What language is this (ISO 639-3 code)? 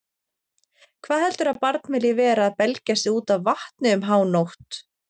isl